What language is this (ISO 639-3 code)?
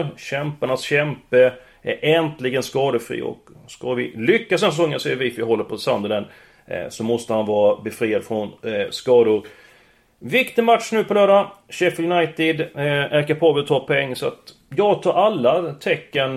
swe